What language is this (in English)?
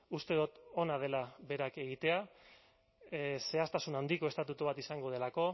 Basque